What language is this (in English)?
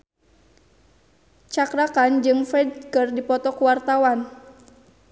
Sundanese